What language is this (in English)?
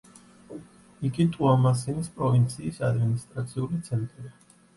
Georgian